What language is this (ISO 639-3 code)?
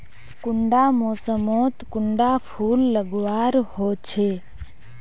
mag